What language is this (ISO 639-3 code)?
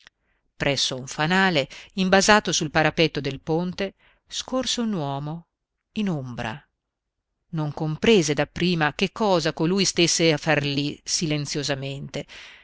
ita